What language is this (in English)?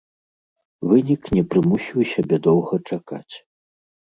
Belarusian